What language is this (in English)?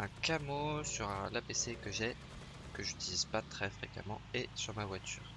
French